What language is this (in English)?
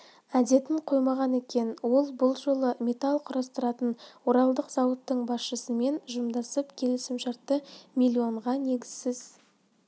Kazakh